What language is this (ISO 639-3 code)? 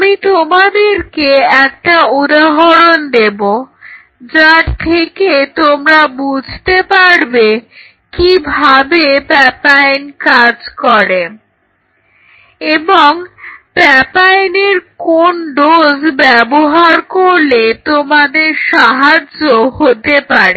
ben